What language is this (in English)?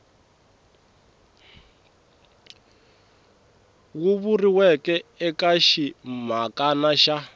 Tsonga